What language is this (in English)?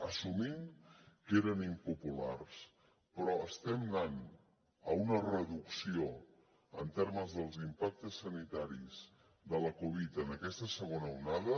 Catalan